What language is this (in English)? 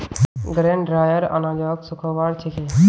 Magahi